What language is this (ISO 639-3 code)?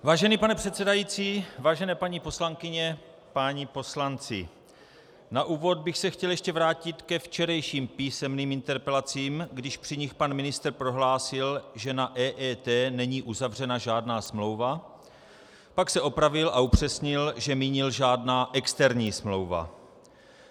ces